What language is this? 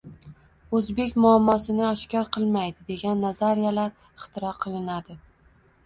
Uzbek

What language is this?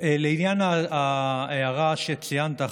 Hebrew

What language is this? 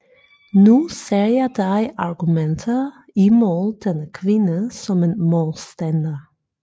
Danish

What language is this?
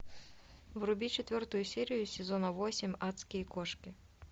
Russian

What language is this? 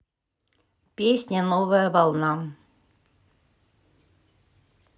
Russian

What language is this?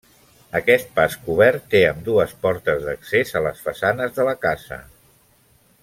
Catalan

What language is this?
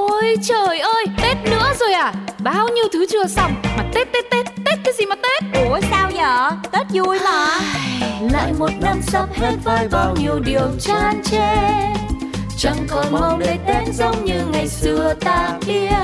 Vietnamese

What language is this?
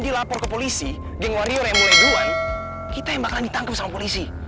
Indonesian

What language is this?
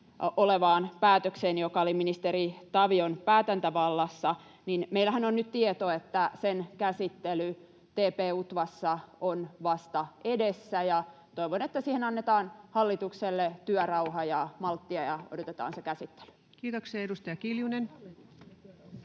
Finnish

